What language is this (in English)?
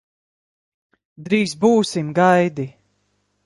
Latvian